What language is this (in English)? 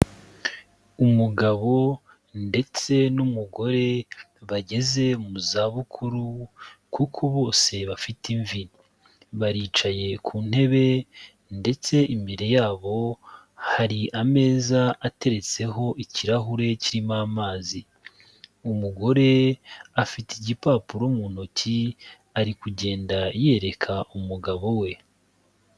Kinyarwanda